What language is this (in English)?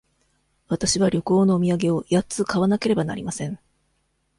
Japanese